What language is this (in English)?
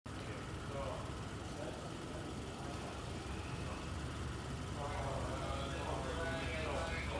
Vietnamese